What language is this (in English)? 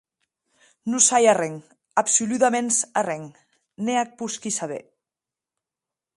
Occitan